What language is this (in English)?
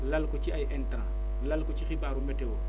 Wolof